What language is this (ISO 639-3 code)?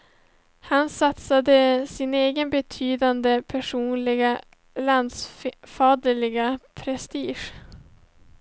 swe